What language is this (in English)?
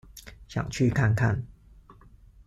Chinese